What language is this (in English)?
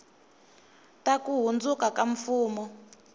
Tsonga